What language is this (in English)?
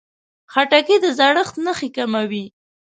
Pashto